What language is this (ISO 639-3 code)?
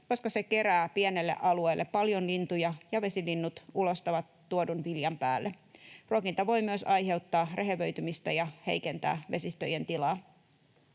fin